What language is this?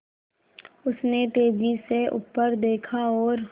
Hindi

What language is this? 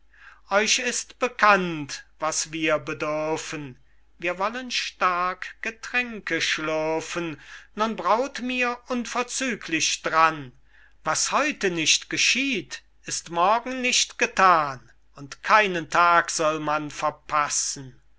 German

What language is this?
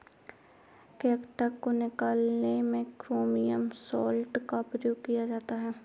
Hindi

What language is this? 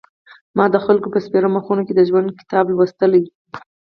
Pashto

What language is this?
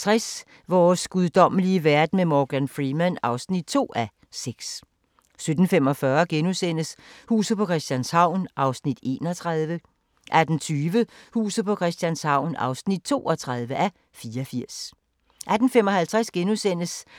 Danish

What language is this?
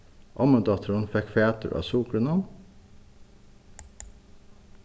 Faroese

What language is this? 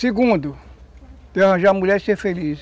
Portuguese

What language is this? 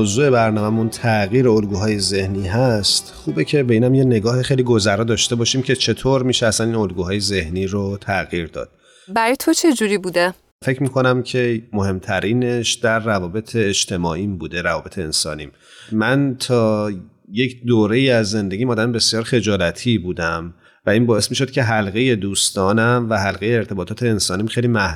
Persian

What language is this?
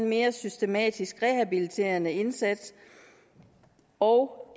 Danish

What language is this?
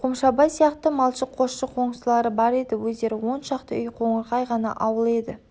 Kazakh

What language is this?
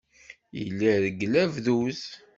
Kabyle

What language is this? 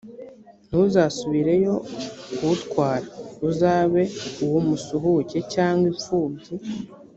Kinyarwanda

